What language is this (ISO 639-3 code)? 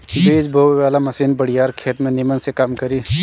bho